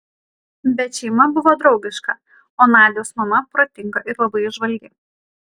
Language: Lithuanian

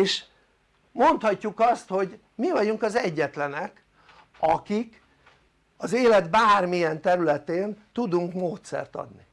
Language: Hungarian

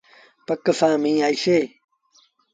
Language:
Sindhi Bhil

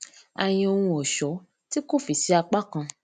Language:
Yoruba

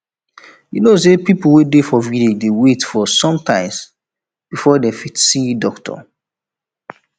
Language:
Nigerian Pidgin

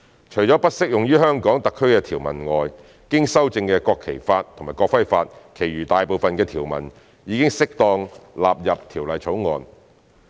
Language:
Cantonese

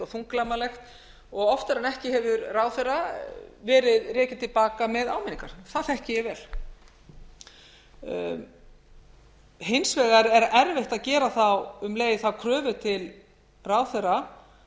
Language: Icelandic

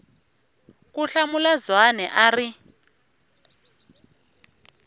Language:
Tsonga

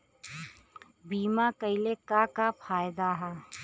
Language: Bhojpuri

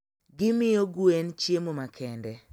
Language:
Luo (Kenya and Tanzania)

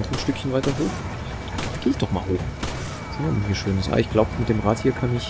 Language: German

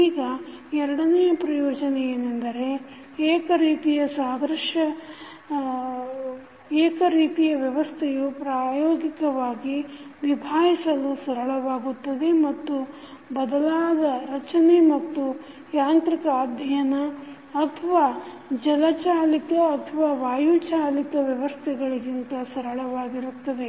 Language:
Kannada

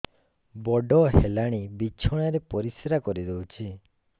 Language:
Odia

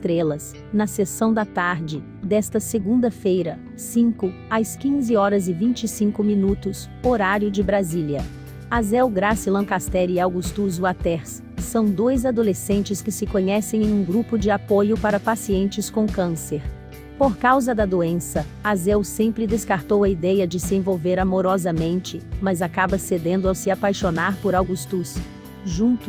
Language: Portuguese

